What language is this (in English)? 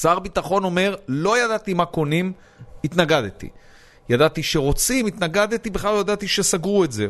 Hebrew